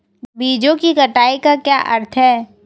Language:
Hindi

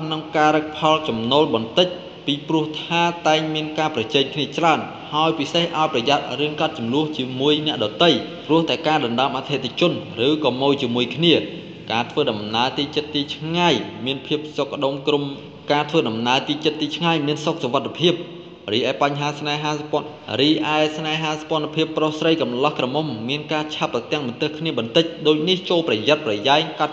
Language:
Thai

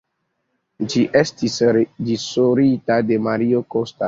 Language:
Esperanto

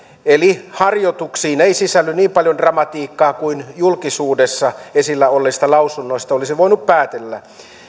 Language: Finnish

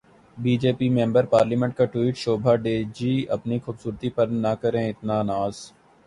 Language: Urdu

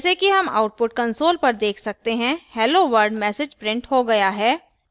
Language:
Hindi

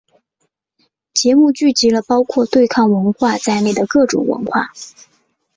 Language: Chinese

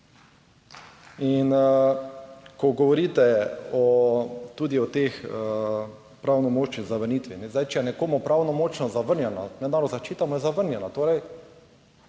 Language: Slovenian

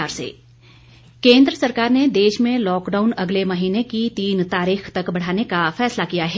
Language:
Hindi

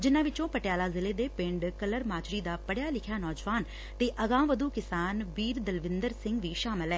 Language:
Punjabi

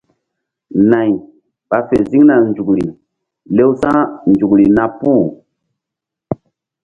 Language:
Mbum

